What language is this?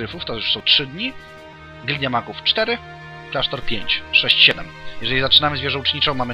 Polish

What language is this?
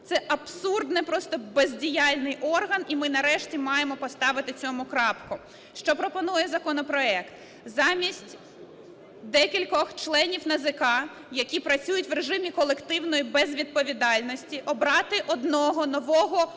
Ukrainian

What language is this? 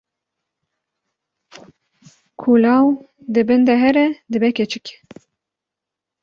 Kurdish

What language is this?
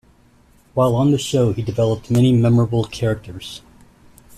English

